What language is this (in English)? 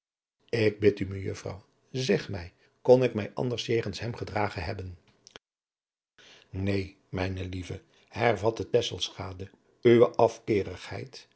Dutch